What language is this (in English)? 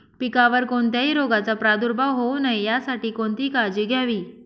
Marathi